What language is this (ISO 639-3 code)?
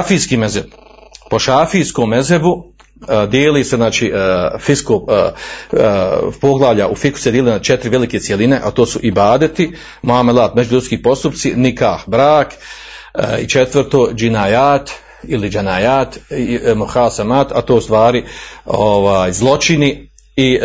hrv